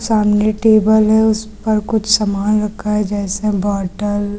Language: Hindi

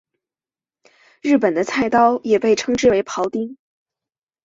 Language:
Chinese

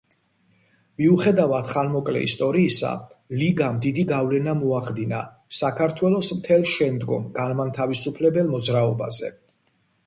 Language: Georgian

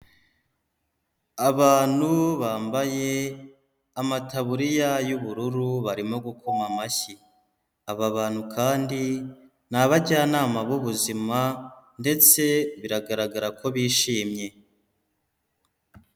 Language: Kinyarwanda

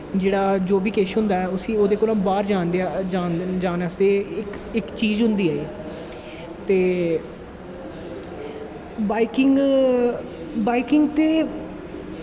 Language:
Dogri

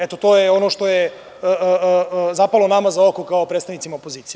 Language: Serbian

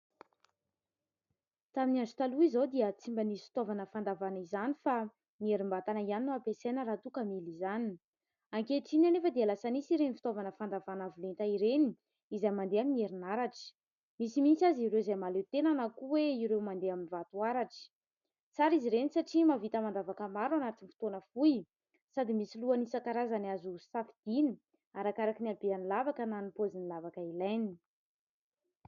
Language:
Malagasy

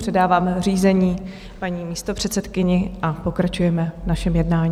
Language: Czech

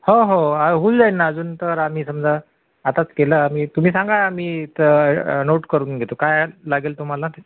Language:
Marathi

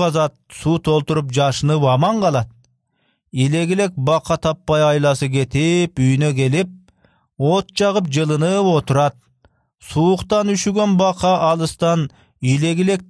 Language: Turkish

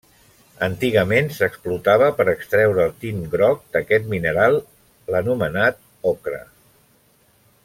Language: Catalan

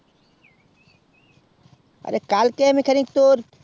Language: Bangla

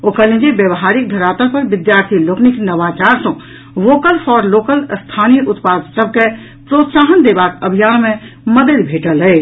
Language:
Maithili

